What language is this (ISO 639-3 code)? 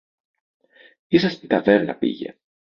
ell